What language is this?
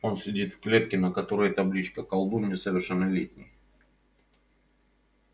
Russian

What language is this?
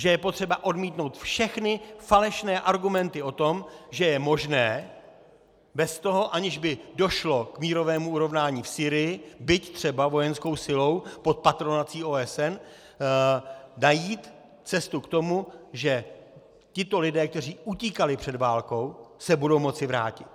Czech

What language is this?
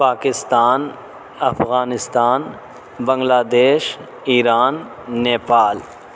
Urdu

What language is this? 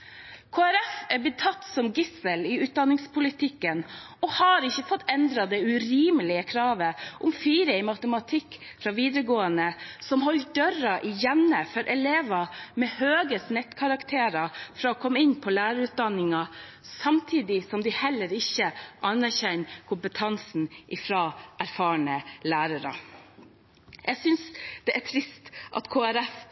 Norwegian Bokmål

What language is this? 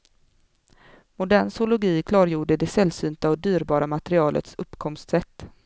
Swedish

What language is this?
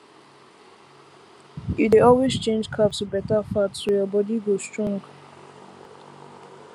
Nigerian Pidgin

